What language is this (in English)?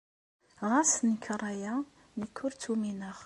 Kabyle